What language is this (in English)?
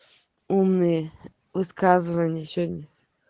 Russian